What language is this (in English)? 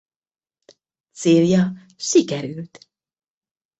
Hungarian